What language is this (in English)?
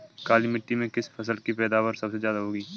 Hindi